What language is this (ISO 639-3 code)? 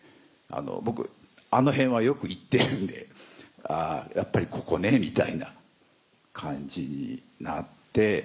jpn